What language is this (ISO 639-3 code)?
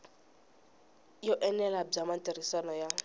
tso